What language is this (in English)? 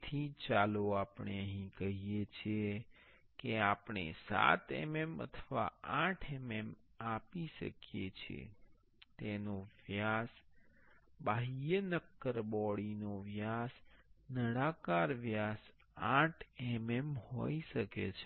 Gujarati